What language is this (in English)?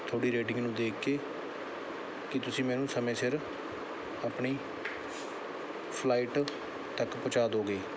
Punjabi